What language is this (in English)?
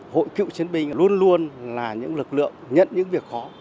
Vietnamese